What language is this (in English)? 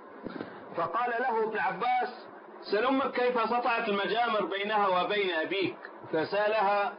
Arabic